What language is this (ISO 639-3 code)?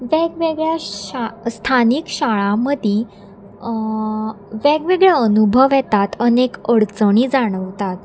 kok